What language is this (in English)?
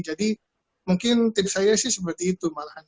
Indonesian